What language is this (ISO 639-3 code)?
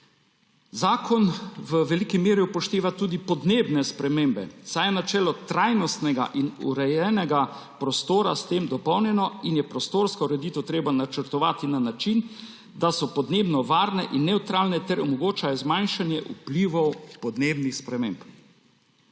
slv